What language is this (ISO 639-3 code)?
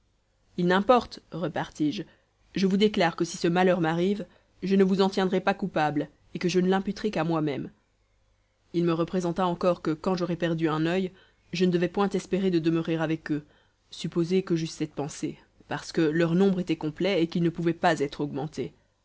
fra